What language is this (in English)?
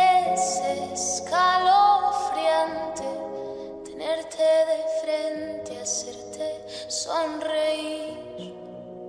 Spanish